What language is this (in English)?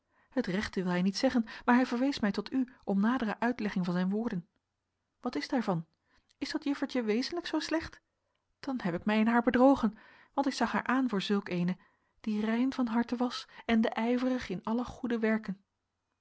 Dutch